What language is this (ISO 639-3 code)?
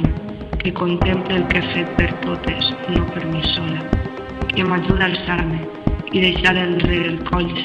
cat